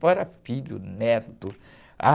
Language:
Portuguese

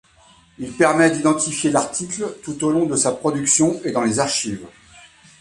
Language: French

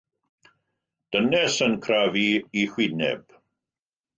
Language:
Welsh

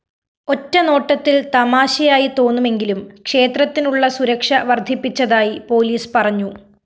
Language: Malayalam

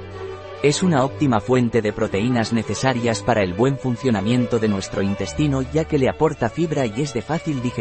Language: Spanish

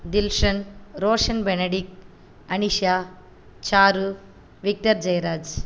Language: Tamil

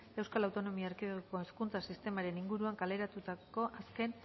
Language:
Basque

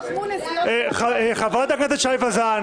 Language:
Hebrew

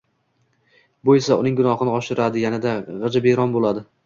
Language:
Uzbek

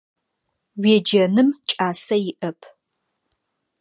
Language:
Adyghe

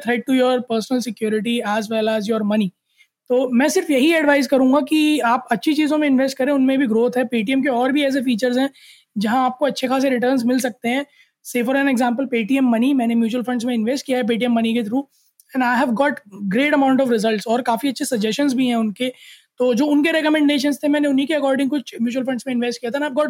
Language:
Hindi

